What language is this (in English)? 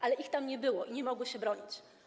Polish